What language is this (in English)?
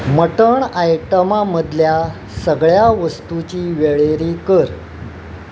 Konkani